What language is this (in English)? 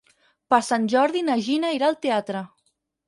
Catalan